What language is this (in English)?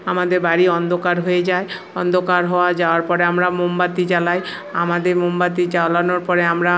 Bangla